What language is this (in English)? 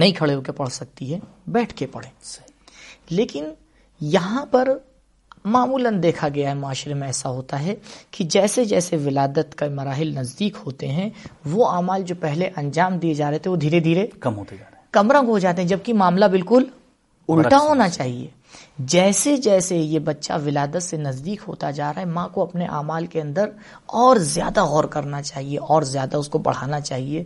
Urdu